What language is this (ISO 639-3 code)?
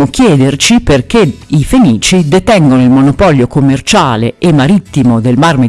ita